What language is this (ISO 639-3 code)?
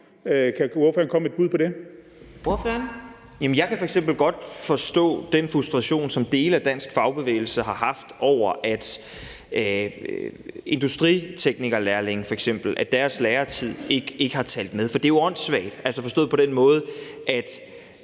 dan